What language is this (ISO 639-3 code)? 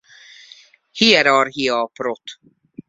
hun